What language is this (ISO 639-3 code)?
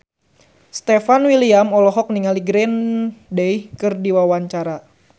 sun